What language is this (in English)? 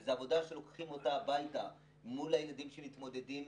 Hebrew